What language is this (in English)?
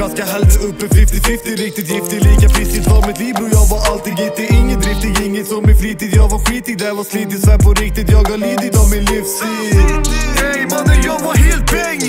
Romanian